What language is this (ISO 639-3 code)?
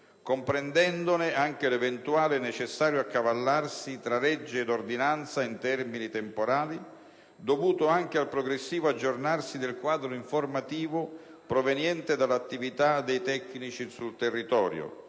ita